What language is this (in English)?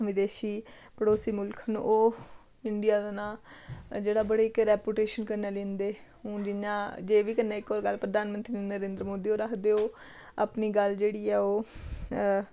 Dogri